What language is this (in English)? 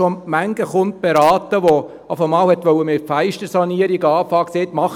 Swiss German